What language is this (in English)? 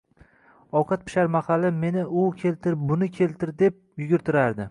Uzbek